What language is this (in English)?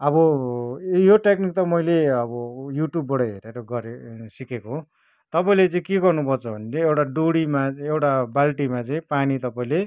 Nepali